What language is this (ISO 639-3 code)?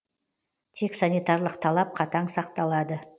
kaz